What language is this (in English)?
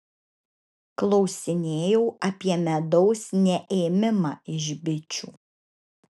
Lithuanian